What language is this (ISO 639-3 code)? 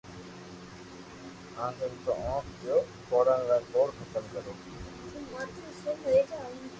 lrk